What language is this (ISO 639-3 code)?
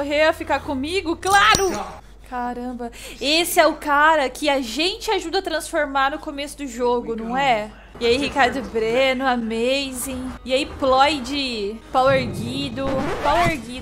por